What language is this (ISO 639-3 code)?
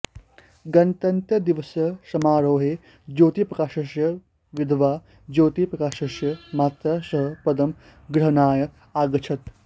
san